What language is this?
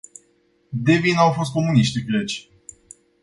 Romanian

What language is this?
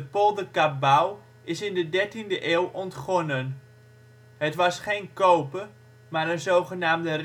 Dutch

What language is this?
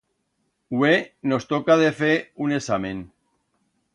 Aragonese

